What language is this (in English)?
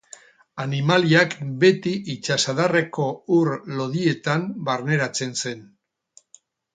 Basque